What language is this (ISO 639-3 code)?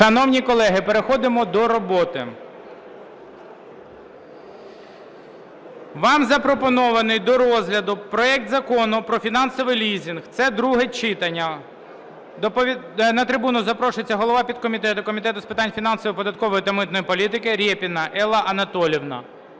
ukr